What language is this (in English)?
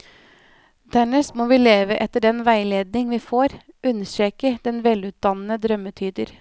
Norwegian